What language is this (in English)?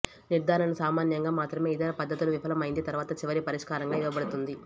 Telugu